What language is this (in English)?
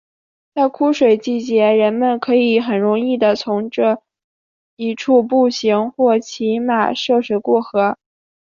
Chinese